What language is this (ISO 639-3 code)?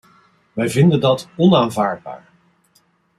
nld